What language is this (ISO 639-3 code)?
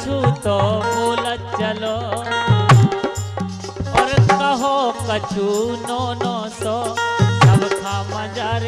hin